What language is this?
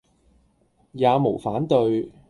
Cantonese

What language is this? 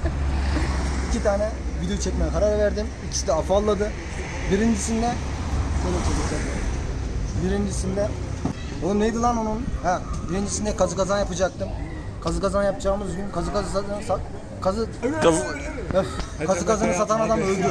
Turkish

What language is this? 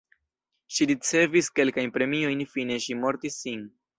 Esperanto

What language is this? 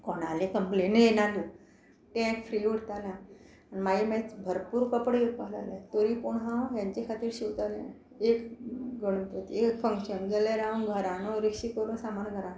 Konkani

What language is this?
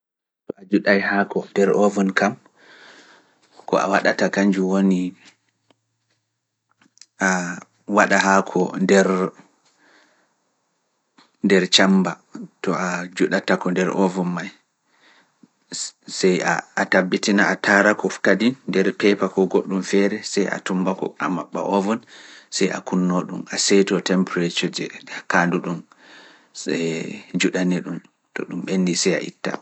Fula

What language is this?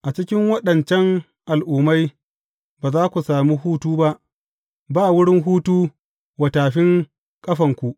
Hausa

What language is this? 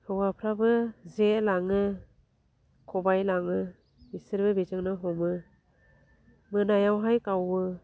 Bodo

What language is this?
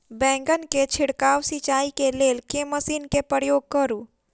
Maithili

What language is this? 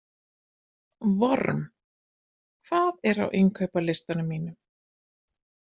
Icelandic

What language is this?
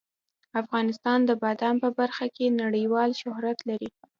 Pashto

